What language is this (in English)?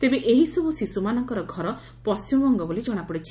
Odia